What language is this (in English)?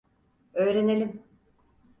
Turkish